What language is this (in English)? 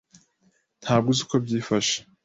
Kinyarwanda